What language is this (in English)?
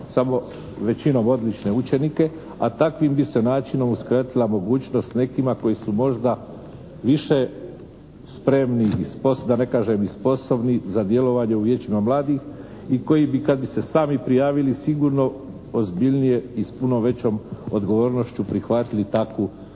Croatian